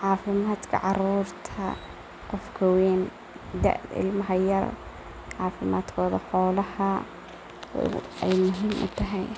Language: Somali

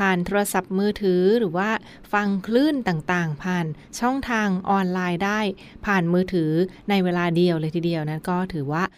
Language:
Thai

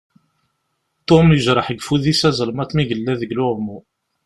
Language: Kabyle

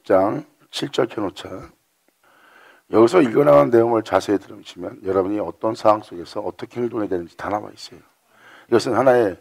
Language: Korean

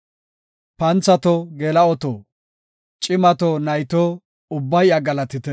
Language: Gofa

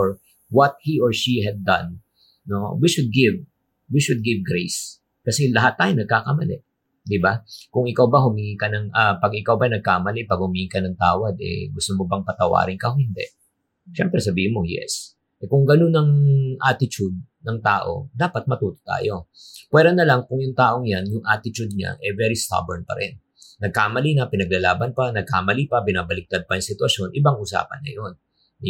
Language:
Filipino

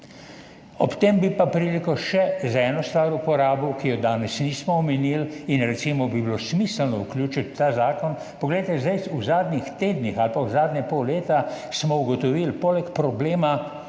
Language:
Slovenian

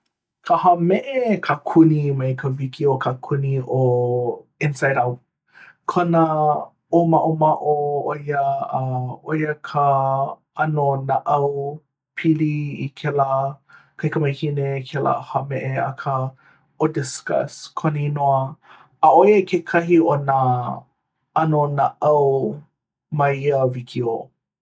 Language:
Hawaiian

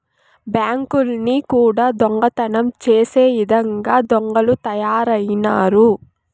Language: Telugu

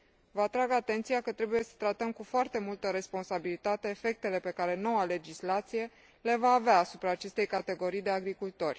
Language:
Romanian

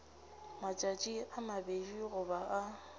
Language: Northern Sotho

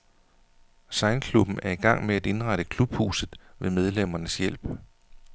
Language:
Danish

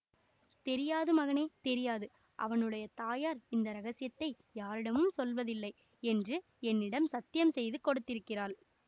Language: Tamil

